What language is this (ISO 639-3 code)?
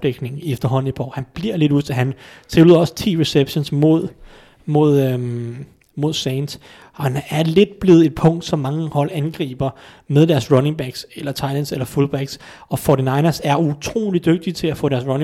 dan